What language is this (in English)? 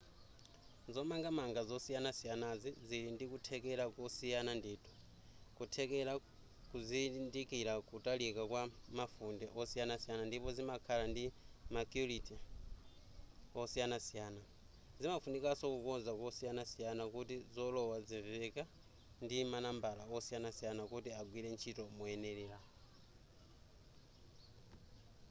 Nyanja